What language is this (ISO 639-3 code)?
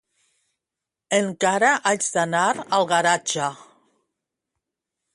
cat